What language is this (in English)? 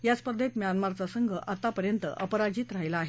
Marathi